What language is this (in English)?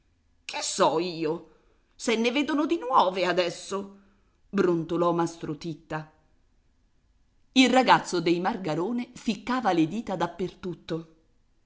Italian